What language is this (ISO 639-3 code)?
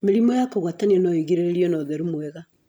kik